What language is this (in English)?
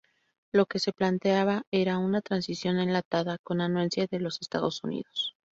Spanish